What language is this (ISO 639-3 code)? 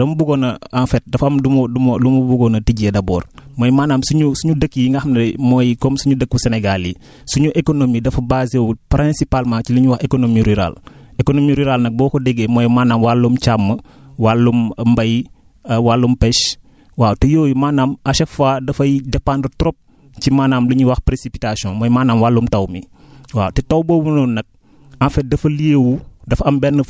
wol